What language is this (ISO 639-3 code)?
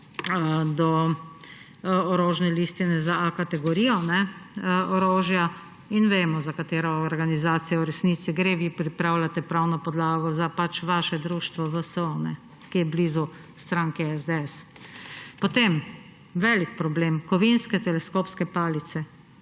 slv